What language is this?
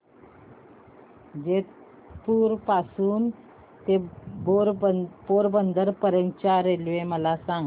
Marathi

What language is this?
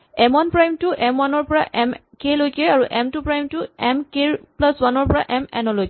Assamese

